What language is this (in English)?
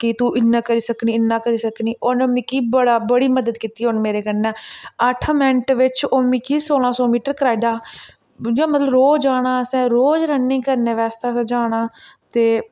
Dogri